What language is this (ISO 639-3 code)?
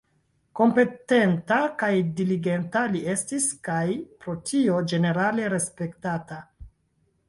epo